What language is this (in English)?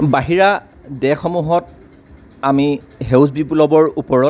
Assamese